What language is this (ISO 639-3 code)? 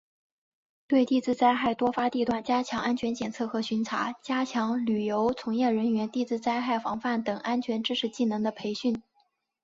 zho